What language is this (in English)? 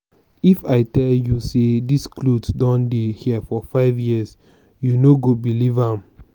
Nigerian Pidgin